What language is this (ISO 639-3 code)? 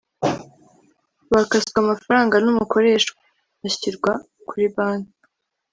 kin